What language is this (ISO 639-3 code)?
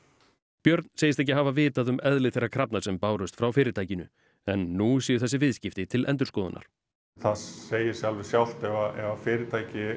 isl